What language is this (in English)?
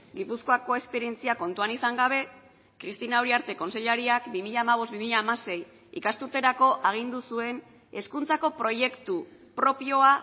Basque